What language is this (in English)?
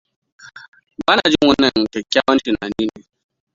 Hausa